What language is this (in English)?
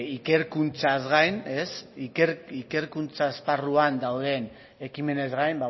Basque